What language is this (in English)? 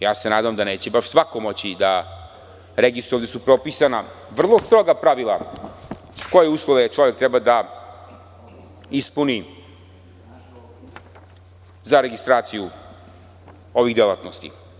Serbian